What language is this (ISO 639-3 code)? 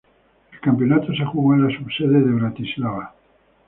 spa